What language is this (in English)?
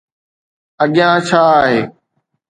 Sindhi